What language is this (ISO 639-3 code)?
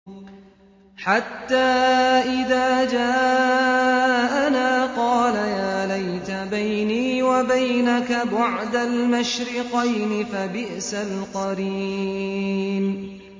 ara